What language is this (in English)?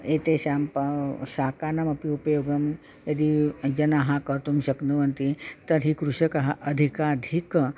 Sanskrit